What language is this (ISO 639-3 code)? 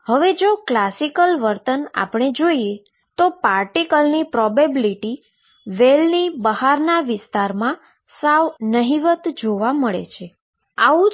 guj